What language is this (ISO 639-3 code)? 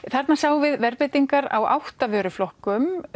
isl